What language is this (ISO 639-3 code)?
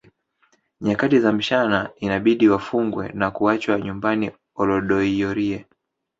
swa